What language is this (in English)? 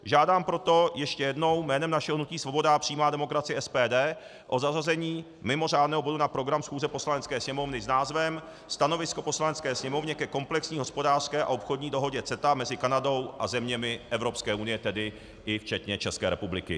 Czech